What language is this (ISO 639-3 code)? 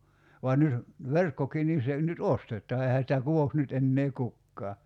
fin